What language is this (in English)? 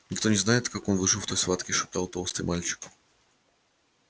Russian